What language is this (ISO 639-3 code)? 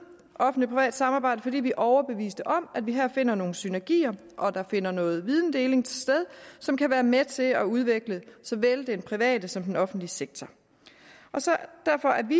dan